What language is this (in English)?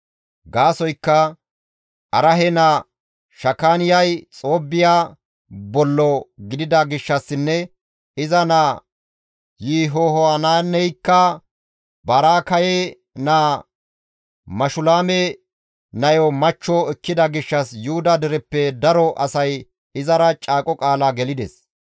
Gamo